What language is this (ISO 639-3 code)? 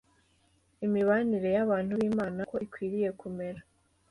kin